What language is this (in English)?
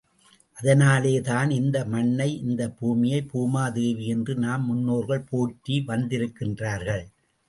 Tamil